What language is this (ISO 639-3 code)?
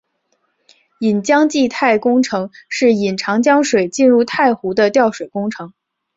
zho